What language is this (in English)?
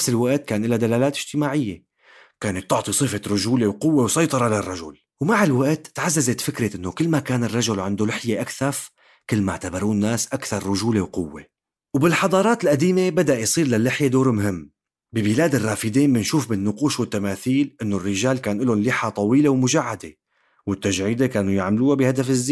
Arabic